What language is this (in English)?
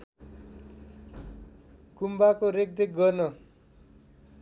Nepali